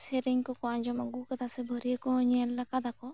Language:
Santali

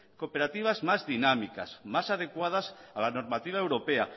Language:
Spanish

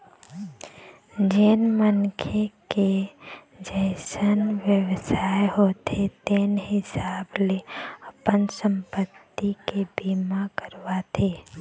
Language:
Chhattisgarhi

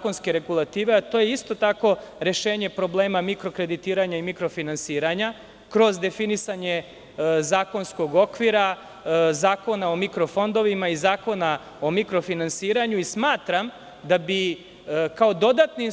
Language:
Serbian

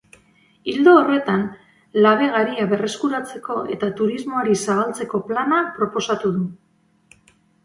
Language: Basque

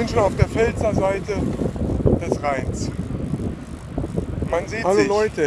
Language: German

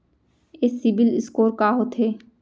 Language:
Chhattisgarhi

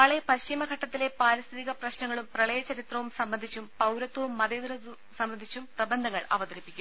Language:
Malayalam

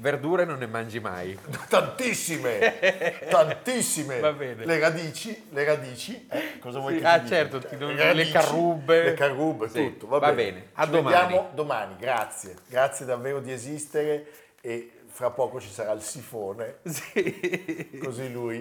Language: Italian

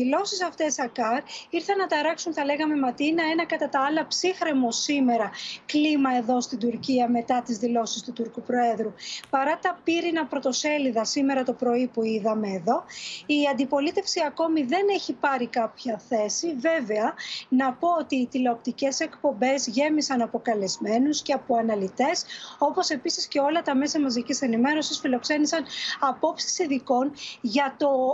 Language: Greek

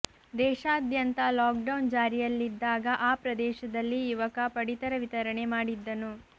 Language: Kannada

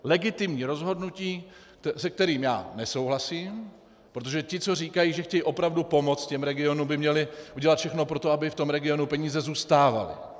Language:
Czech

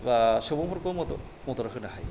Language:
Bodo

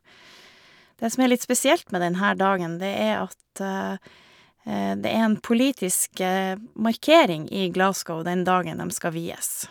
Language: Norwegian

